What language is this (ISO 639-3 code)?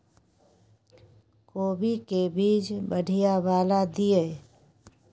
mai